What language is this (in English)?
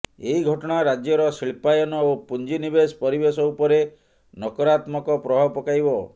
Odia